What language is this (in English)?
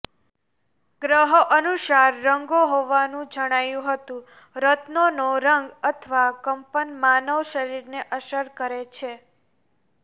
Gujarati